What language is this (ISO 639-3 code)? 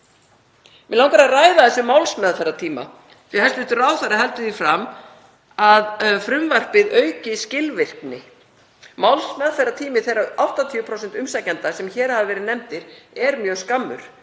isl